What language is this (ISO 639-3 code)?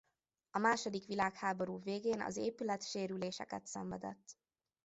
hun